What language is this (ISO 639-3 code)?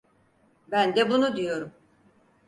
tur